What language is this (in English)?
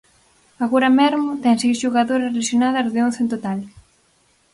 Galician